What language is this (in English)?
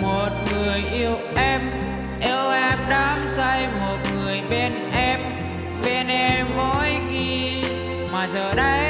Vietnamese